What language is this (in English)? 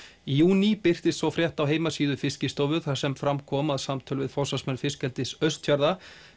Icelandic